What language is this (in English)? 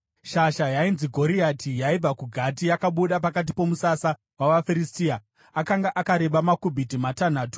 Shona